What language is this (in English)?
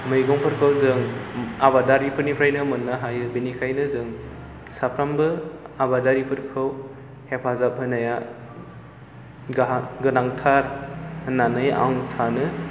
Bodo